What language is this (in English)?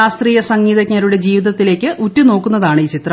Malayalam